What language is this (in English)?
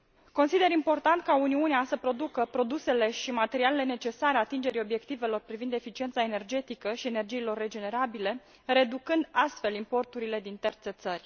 Romanian